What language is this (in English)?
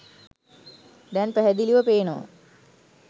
Sinhala